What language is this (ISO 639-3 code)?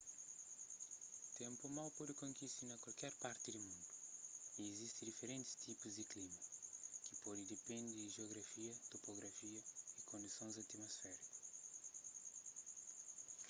kea